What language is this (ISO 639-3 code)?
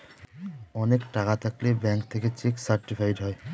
ben